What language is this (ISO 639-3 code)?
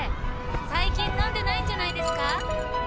jpn